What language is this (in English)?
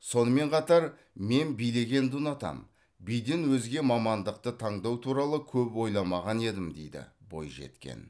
Kazakh